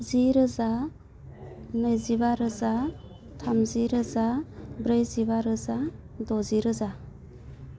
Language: Bodo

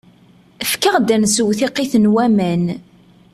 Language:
Kabyle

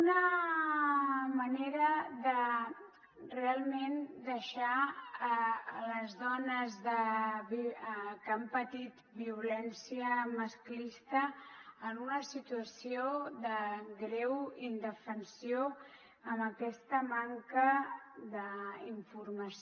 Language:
Catalan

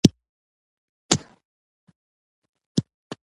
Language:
Pashto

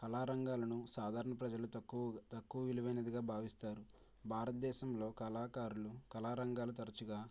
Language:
Telugu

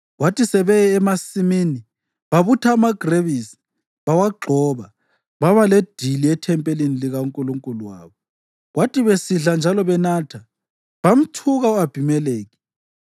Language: North Ndebele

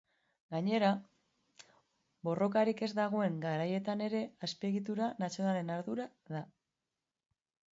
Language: Basque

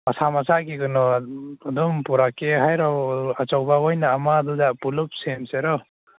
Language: Manipuri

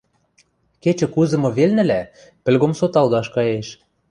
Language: Western Mari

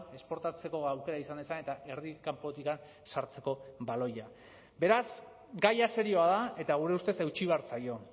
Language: Basque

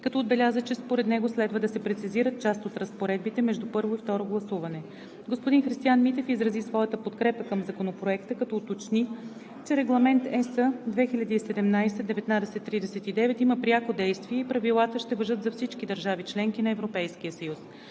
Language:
Bulgarian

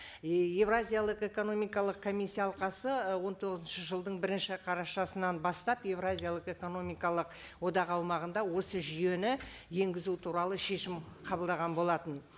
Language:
Kazakh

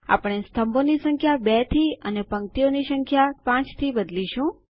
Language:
Gujarati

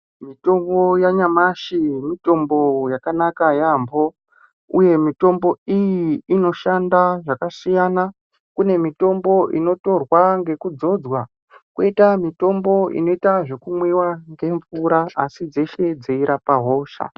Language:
Ndau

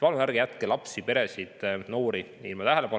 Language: Estonian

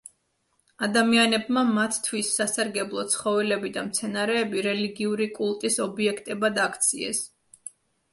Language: Georgian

